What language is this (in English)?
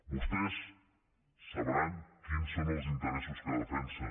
Catalan